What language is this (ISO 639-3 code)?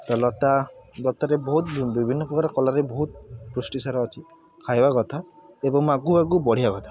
ori